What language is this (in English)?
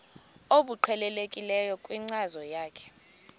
Xhosa